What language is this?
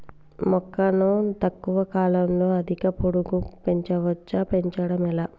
Telugu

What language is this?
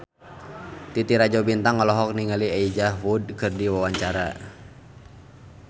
Sundanese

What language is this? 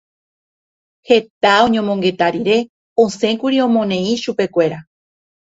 Guarani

